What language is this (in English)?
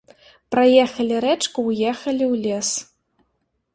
Belarusian